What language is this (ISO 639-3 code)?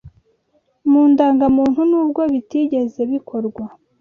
kin